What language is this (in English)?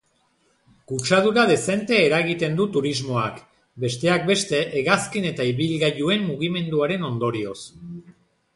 Basque